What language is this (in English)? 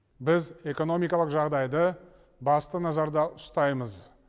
Kazakh